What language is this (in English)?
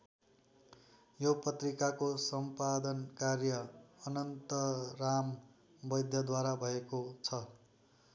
Nepali